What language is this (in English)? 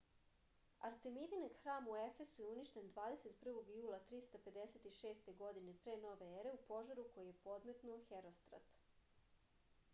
Serbian